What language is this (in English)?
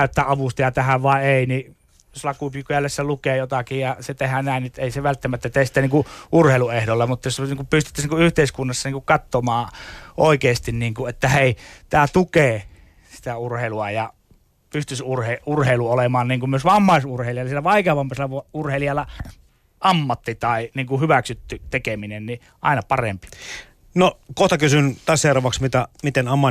Finnish